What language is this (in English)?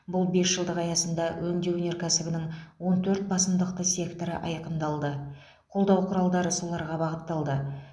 Kazakh